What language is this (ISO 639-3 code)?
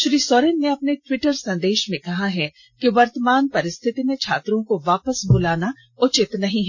hin